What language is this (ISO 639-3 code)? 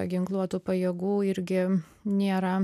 lit